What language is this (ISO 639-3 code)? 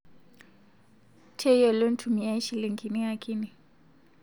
mas